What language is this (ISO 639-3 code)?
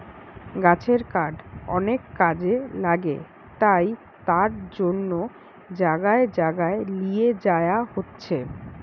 ben